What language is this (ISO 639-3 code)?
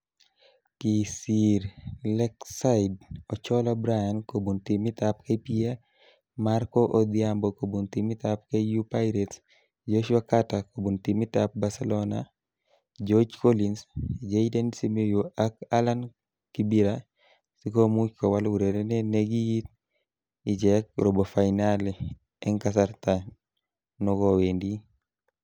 kln